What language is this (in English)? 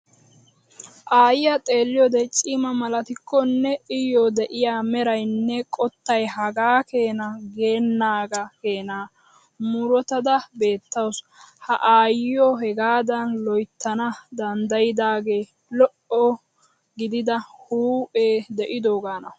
Wolaytta